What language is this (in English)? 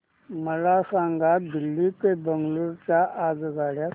Marathi